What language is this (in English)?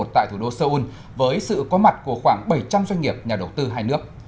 Vietnamese